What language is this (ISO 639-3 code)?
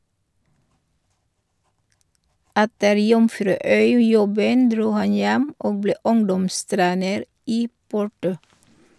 nor